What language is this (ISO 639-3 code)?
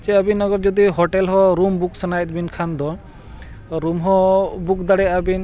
sat